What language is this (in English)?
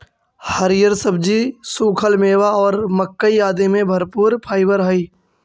Magahi